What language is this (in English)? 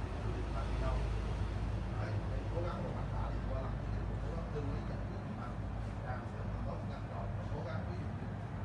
Vietnamese